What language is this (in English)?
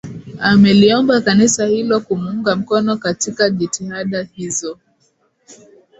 Swahili